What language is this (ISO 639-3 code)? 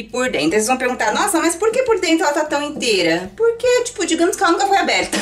por